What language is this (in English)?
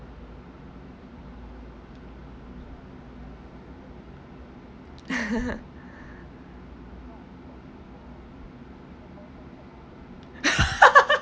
English